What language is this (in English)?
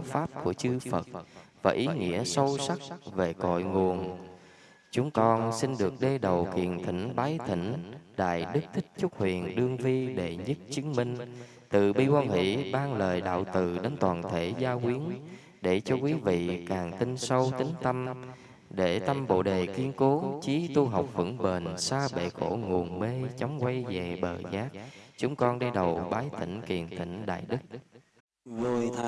Vietnamese